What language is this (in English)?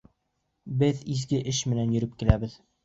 Bashkir